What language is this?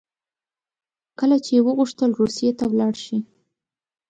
Pashto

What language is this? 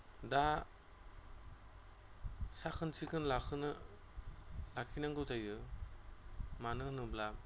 Bodo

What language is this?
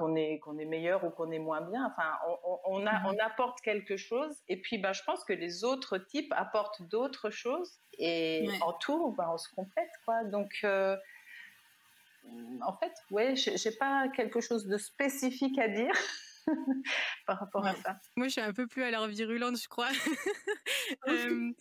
French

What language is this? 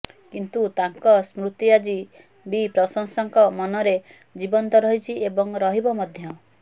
Odia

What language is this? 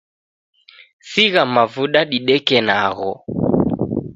Taita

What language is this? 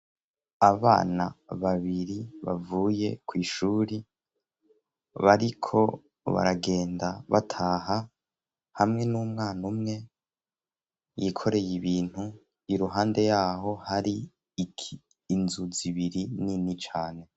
Rundi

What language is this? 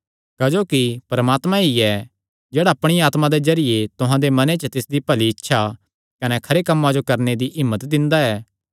Kangri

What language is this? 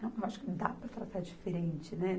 Portuguese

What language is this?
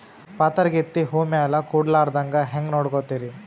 Kannada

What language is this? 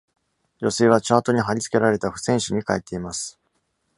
Japanese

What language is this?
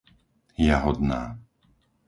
Slovak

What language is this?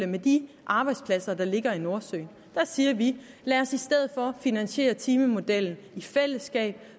Danish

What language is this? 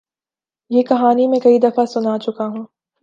Urdu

